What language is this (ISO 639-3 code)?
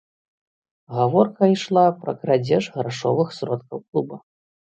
bel